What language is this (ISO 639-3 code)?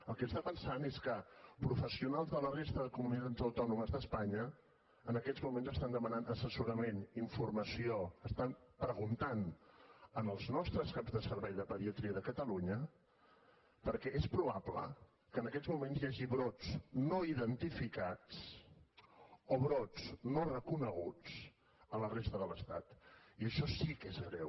cat